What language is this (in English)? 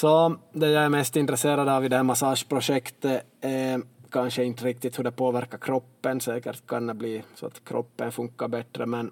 Swedish